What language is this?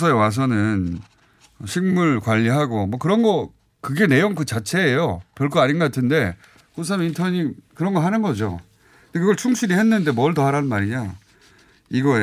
Korean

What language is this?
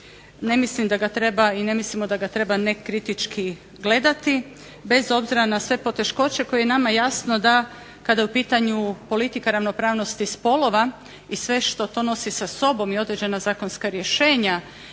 Croatian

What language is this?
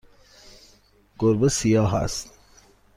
Persian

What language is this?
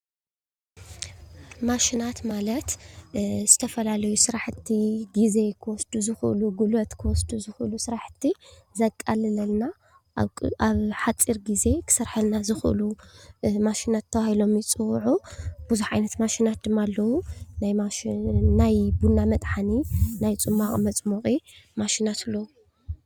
Tigrinya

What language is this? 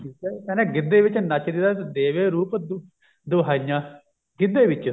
Punjabi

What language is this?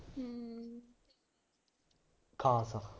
Punjabi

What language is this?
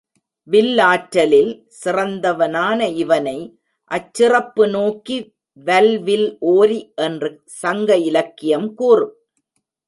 Tamil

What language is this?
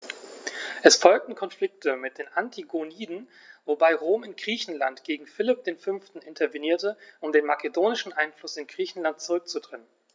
German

